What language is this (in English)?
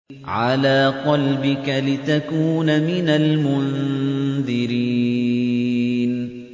Arabic